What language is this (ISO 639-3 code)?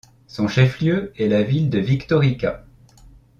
fra